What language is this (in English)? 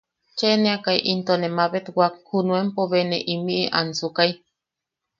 Yaqui